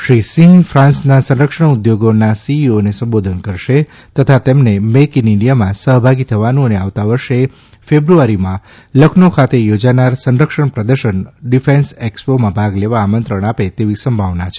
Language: Gujarati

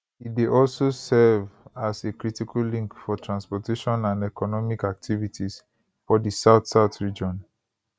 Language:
Nigerian Pidgin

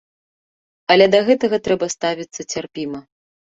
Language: Belarusian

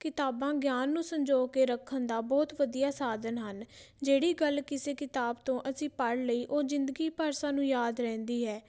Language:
Punjabi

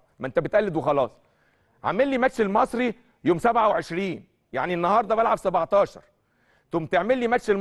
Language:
Arabic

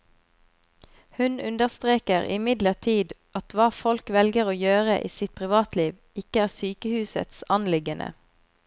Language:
Norwegian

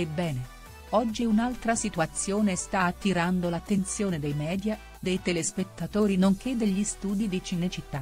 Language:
Italian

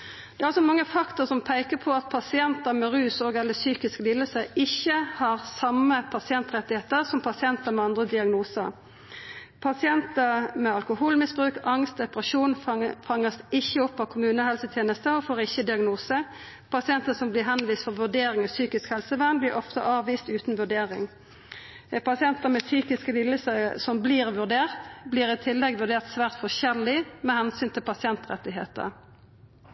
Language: Norwegian Nynorsk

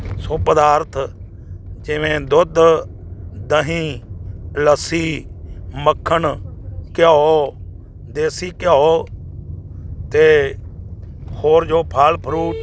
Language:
Punjabi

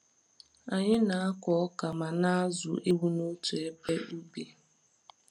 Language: Igbo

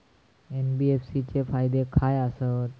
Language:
Marathi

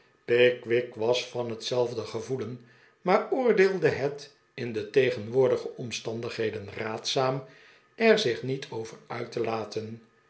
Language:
Dutch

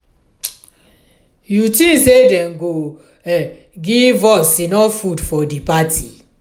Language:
Nigerian Pidgin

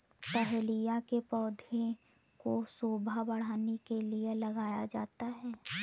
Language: Hindi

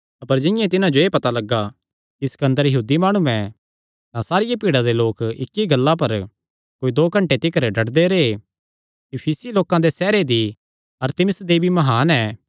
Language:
Kangri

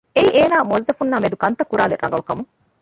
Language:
Divehi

